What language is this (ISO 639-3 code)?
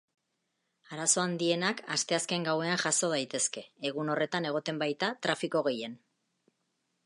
eus